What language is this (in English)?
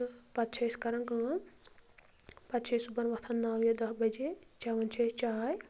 Kashmiri